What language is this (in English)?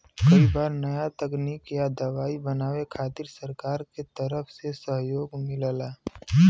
Bhojpuri